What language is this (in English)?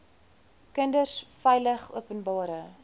Afrikaans